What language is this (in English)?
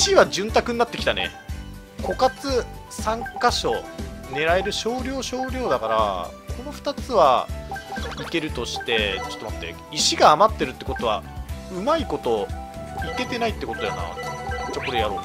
Japanese